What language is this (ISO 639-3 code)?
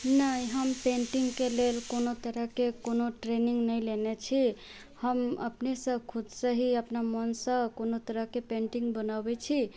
mai